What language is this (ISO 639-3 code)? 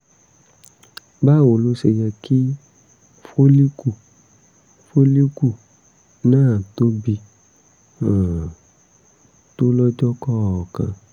yor